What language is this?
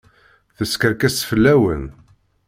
Kabyle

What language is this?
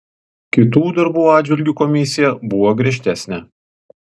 Lithuanian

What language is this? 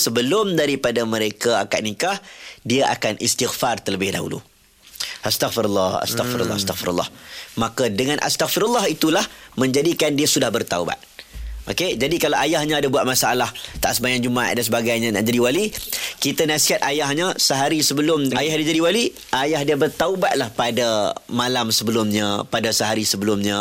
Malay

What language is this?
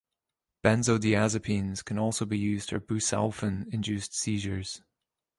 English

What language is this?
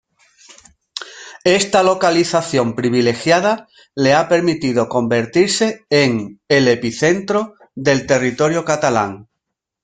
Spanish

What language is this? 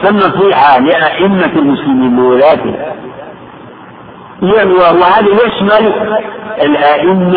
Arabic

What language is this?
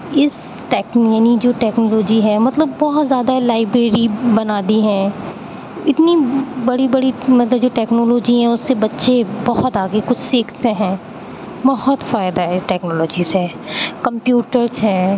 Urdu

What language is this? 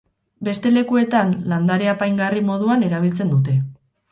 Basque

